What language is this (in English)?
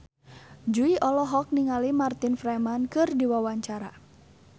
Sundanese